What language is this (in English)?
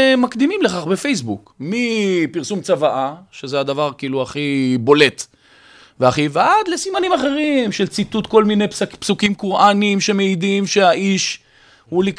Hebrew